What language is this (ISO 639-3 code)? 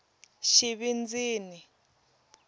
tso